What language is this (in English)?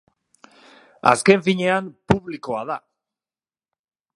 Basque